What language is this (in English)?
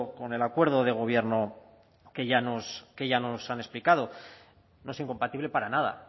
Spanish